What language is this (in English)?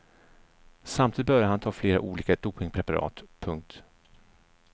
Swedish